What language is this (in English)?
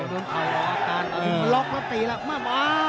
Thai